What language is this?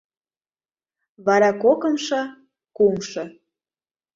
Mari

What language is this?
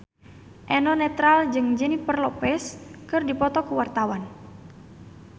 Sundanese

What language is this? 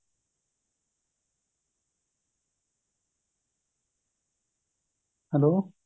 Punjabi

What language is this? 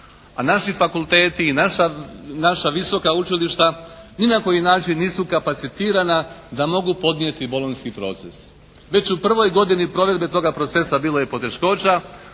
Croatian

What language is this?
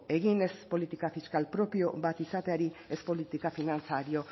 Basque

